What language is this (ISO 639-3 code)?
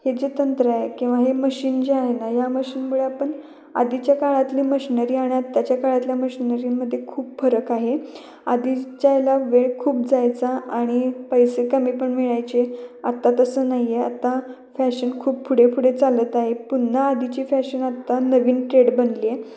mar